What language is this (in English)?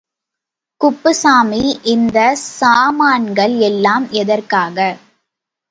Tamil